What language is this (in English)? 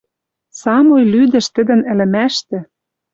Western Mari